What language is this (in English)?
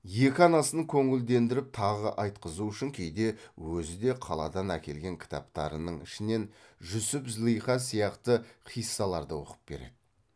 Kazakh